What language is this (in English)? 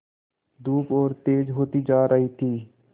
Hindi